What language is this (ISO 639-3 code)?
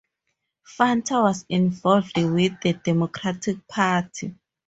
eng